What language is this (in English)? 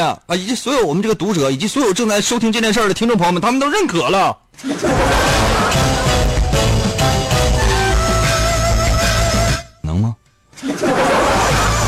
Chinese